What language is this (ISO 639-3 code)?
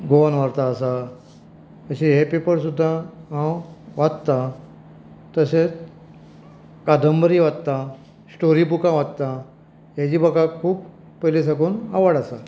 kok